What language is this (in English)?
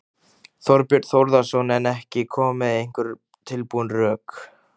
Icelandic